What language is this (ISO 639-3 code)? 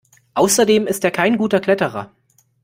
deu